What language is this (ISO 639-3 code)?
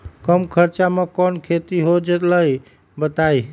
mag